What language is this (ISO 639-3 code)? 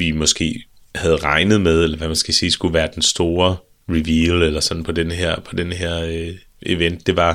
dan